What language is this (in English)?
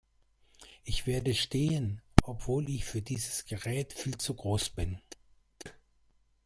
German